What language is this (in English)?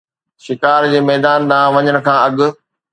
Sindhi